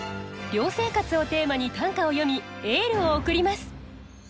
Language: Japanese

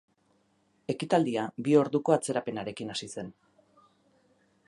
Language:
Basque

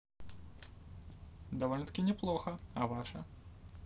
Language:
Russian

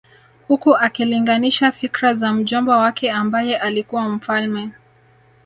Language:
Swahili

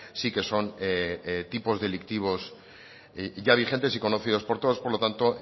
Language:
Spanish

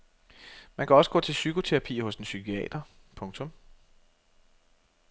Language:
Danish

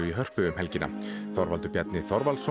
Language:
Icelandic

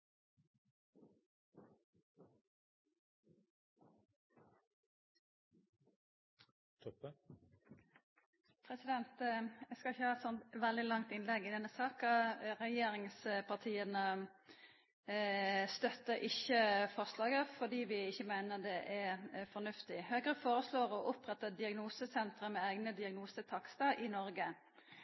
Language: Norwegian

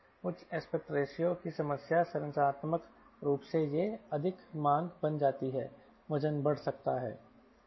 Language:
Hindi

